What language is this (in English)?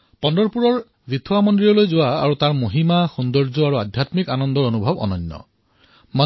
Assamese